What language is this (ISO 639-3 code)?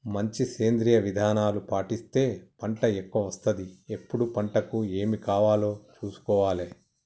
tel